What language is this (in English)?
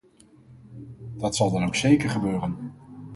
Dutch